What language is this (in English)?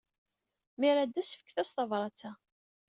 Kabyle